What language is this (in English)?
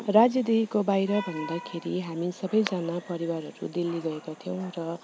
Nepali